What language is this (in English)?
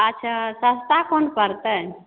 Maithili